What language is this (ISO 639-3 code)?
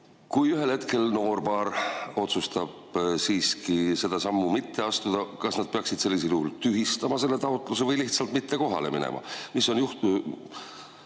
est